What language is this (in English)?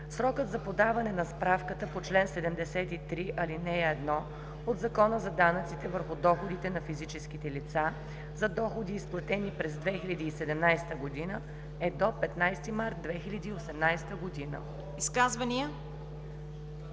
Bulgarian